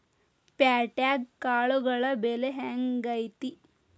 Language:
Kannada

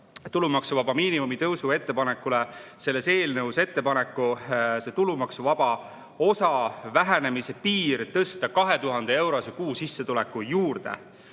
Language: Estonian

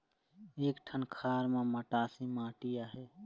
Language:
Chhattisgarhi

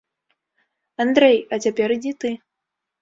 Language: Belarusian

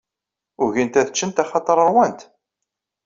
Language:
Kabyle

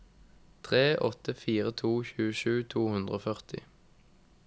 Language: Norwegian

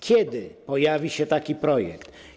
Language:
Polish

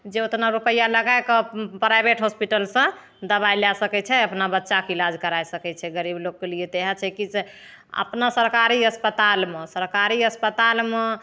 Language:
Maithili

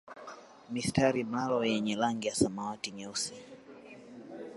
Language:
Swahili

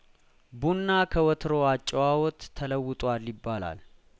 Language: Amharic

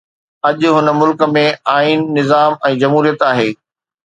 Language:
Sindhi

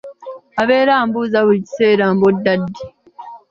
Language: Ganda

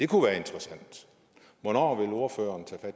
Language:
Danish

